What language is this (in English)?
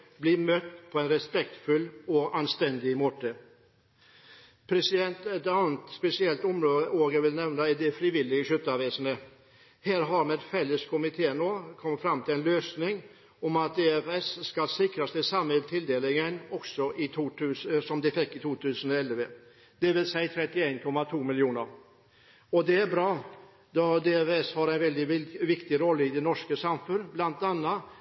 Norwegian Bokmål